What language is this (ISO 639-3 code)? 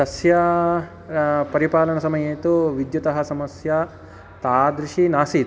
san